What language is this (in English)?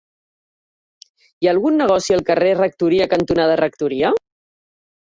Catalan